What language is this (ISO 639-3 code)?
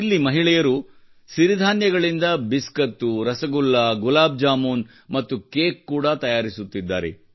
kan